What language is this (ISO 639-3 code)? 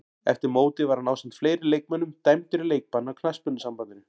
isl